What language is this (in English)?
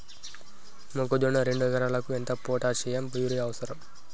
Telugu